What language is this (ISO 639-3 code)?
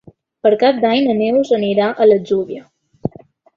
cat